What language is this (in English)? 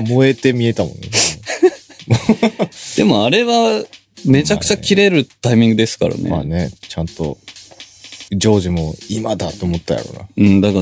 Japanese